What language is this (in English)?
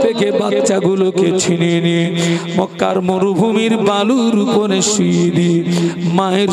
Bangla